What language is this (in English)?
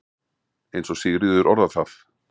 Icelandic